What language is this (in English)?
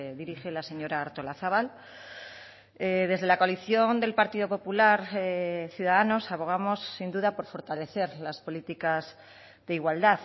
Spanish